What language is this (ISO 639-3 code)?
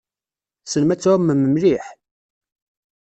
kab